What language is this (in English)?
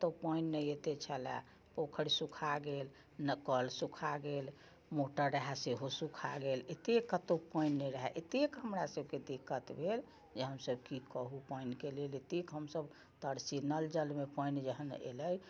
Maithili